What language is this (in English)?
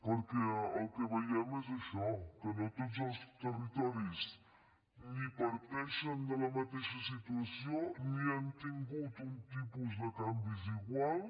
Catalan